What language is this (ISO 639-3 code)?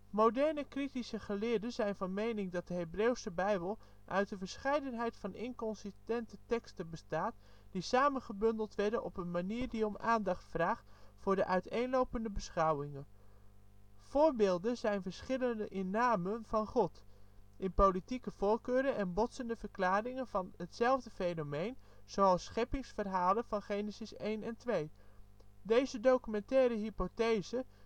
nld